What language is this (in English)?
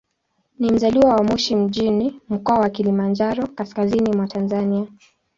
Swahili